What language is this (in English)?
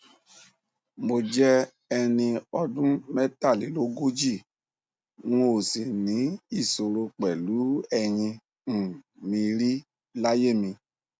Yoruba